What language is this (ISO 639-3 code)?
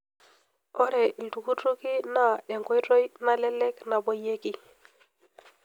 mas